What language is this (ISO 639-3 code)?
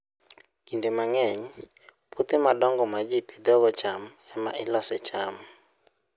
luo